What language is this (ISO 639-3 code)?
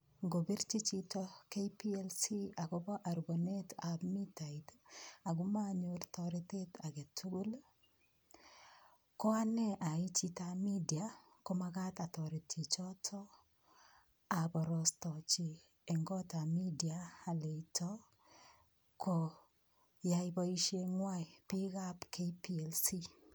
kln